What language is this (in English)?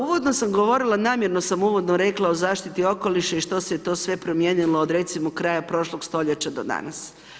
Croatian